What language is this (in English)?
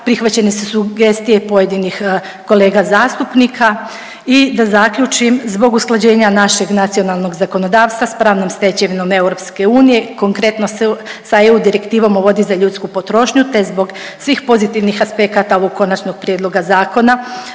Croatian